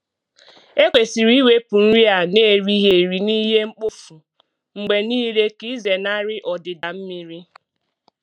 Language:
Igbo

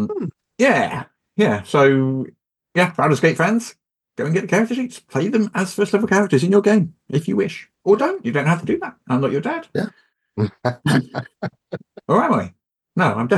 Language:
English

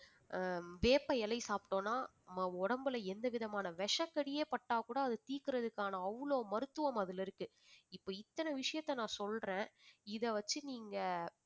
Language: Tamil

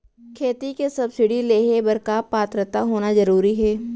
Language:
Chhattisgarhi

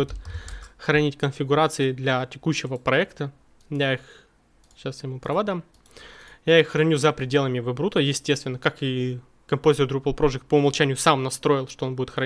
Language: Russian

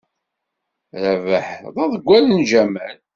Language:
Kabyle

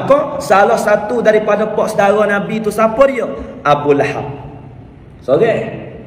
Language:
Malay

